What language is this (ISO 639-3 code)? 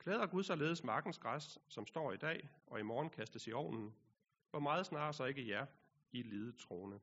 dan